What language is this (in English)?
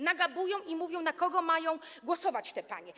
Polish